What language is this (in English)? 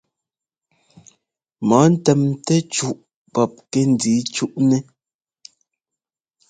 Ngomba